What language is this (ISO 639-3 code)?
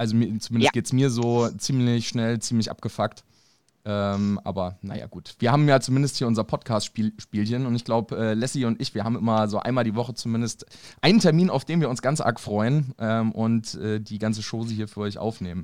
deu